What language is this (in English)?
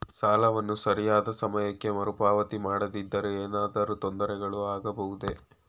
Kannada